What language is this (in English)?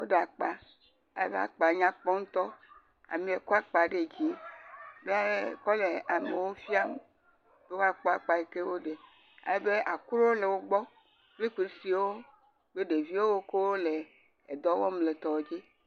Ewe